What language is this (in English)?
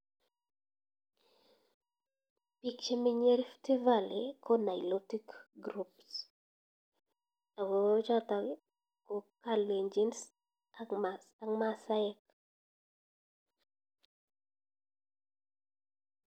Kalenjin